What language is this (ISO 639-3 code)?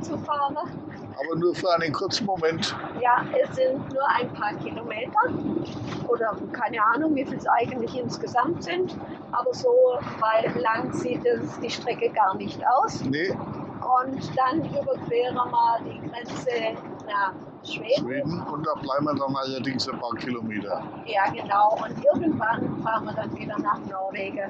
deu